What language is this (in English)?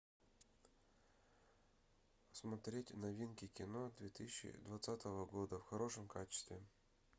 Russian